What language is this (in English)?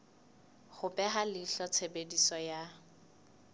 Southern Sotho